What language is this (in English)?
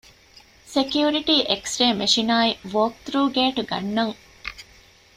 Divehi